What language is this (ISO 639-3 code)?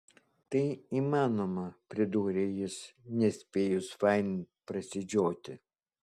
lit